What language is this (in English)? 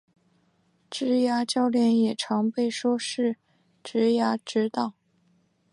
Chinese